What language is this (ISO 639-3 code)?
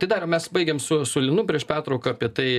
lit